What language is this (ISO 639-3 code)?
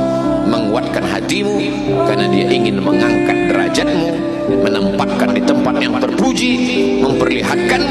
ind